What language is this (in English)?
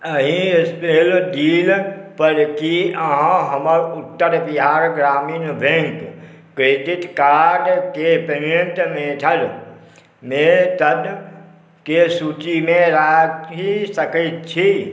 Maithili